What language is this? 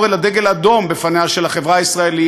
Hebrew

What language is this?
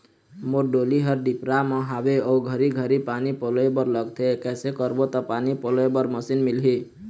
Chhattisgarhi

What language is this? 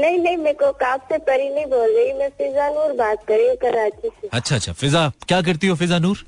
Hindi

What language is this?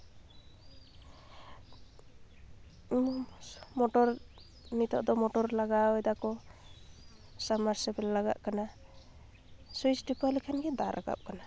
Santali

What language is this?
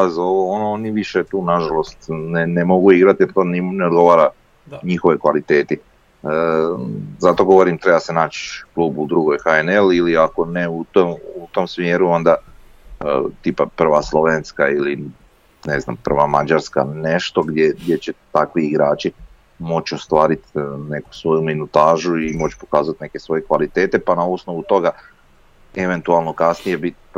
Croatian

